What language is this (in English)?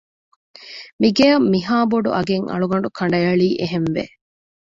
Divehi